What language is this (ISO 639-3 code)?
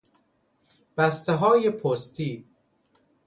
fas